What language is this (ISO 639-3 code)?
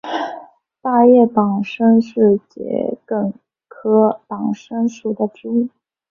zho